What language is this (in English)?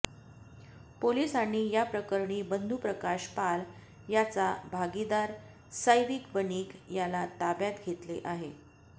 Marathi